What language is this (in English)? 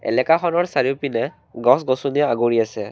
Assamese